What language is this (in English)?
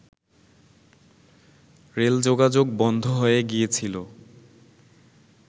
Bangla